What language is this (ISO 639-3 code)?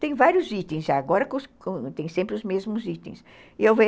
por